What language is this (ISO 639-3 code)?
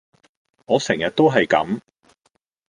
yue